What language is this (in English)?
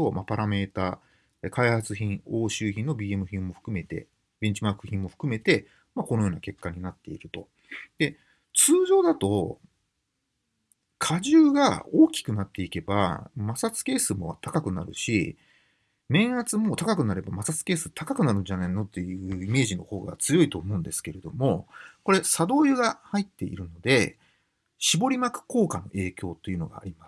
Japanese